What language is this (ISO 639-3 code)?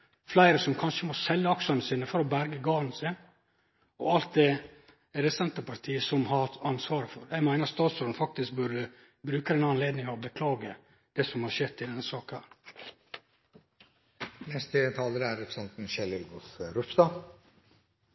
nno